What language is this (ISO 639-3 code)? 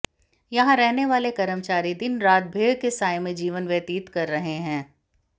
hin